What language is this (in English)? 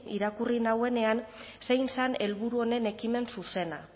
Basque